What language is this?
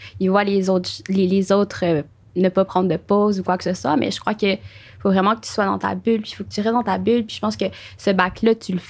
French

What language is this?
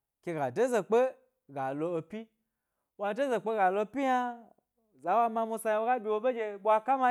Gbari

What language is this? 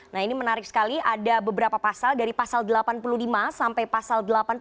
Indonesian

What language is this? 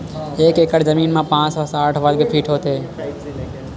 Chhattisgarhi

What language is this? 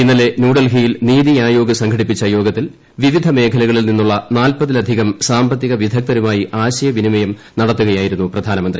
Malayalam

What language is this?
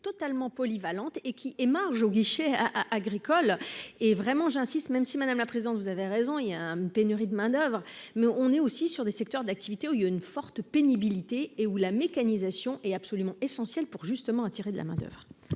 French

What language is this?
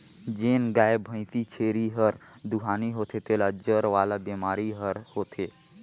Chhattisgarhi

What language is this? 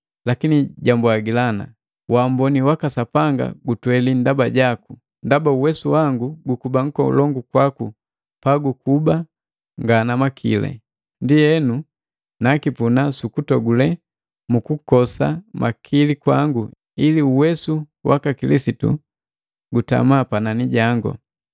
Matengo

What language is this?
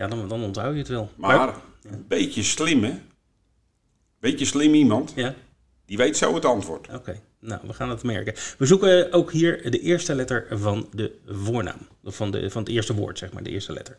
Dutch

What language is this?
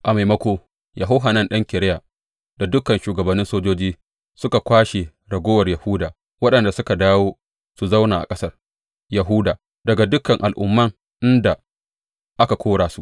Hausa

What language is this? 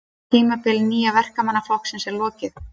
Icelandic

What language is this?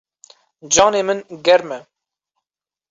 Kurdish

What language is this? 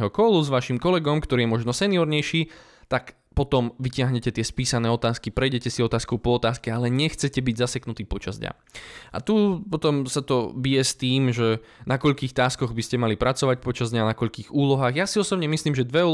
Slovak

